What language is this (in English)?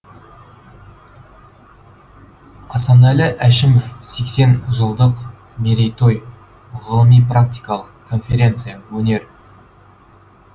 Kazakh